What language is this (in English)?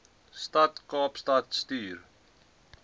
Afrikaans